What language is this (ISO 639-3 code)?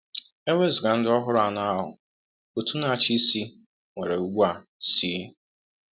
ibo